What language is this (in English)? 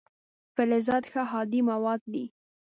Pashto